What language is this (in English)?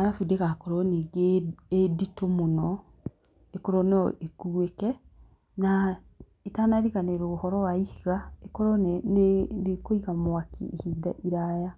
Kikuyu